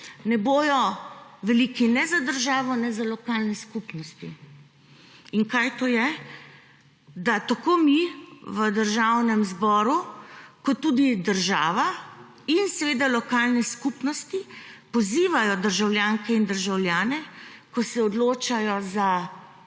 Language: Slovenian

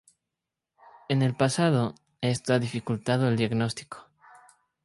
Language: Spanish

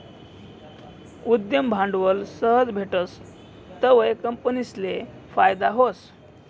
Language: Marathi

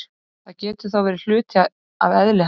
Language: Icelandic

